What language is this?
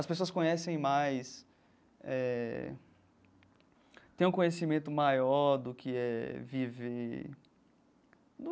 Portuguese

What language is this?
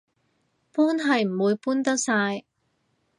Cantonese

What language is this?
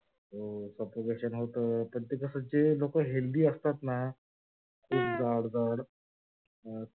Marathi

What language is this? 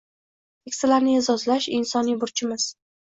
Uzbek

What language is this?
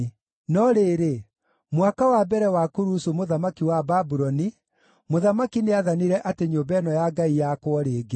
Kikuyu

